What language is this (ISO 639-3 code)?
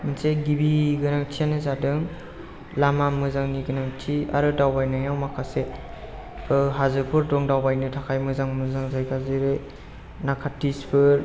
brx